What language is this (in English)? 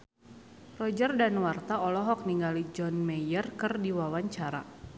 Sundanese